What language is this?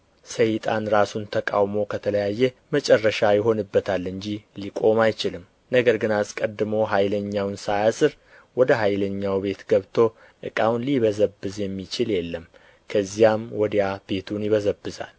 Amharic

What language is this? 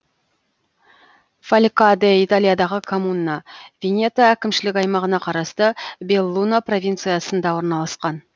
Kazakh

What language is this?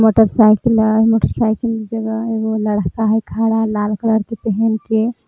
Magahi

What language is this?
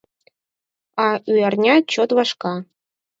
Mari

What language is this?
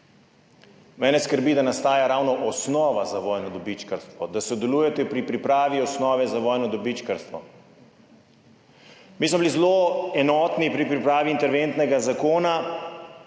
Slovenian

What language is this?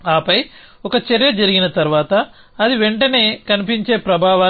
Telugu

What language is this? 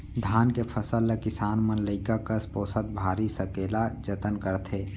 Chhattisgarhi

